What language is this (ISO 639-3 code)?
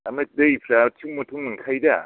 brx